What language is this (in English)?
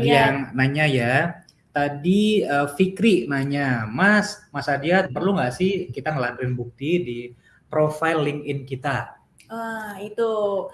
Indonesian